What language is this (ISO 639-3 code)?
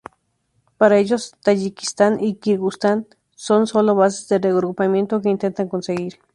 spa